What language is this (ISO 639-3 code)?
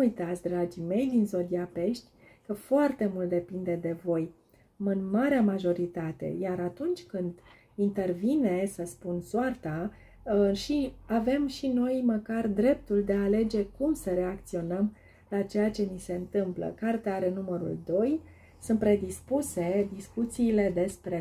ron